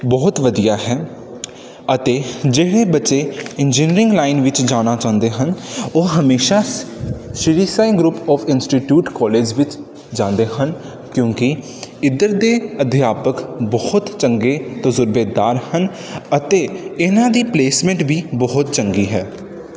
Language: Punjabi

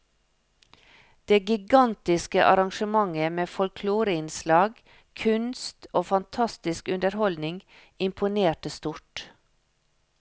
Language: Norwegian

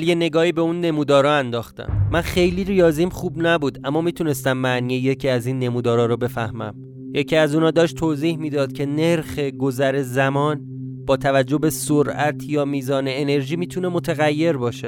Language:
Persian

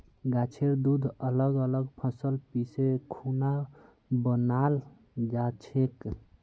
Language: Magahi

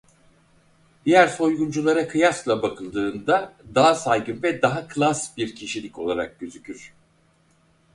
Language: Turkish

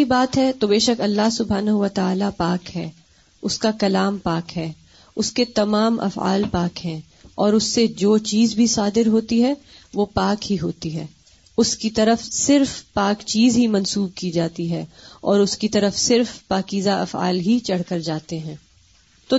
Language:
Urdu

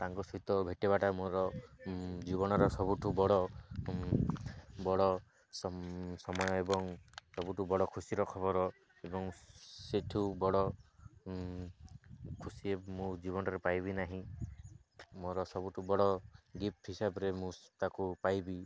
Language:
Odia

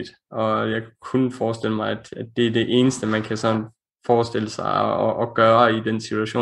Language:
Danish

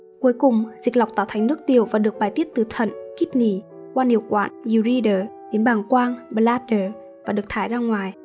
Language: Vietnamese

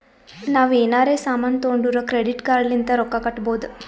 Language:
Kannada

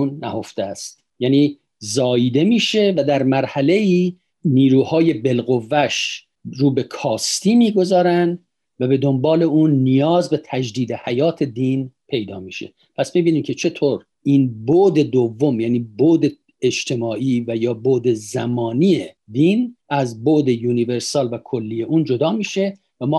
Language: Persian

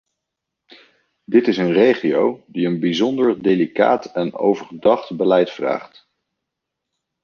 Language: Dutch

